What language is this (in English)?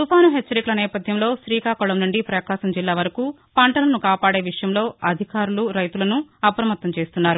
Telugu